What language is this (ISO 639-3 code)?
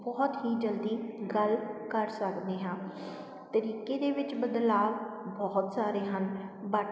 pan